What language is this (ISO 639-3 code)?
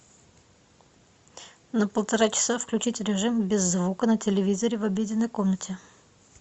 rus